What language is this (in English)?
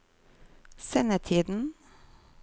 Norwegian